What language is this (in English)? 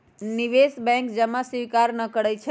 Magahi